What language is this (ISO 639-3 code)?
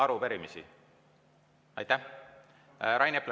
est